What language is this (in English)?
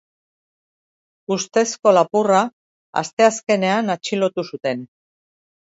Basque